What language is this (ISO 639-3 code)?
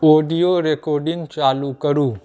mai